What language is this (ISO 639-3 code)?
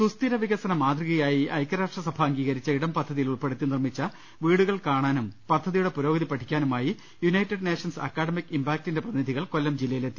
mal